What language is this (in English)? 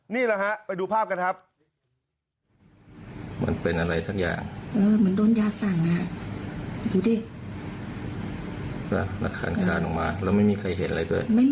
Thai